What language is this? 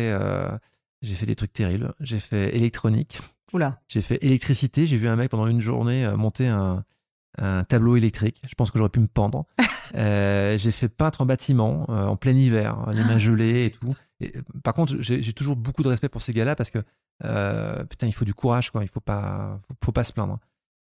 French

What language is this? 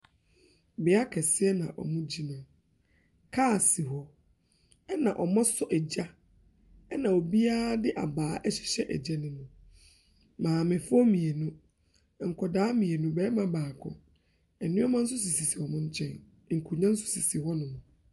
Akan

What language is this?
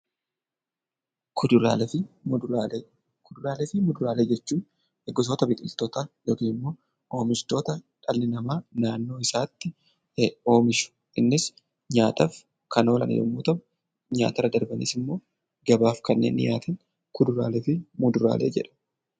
Oromo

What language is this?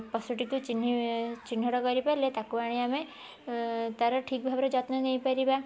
Odia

